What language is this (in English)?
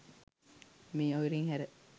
Sinhala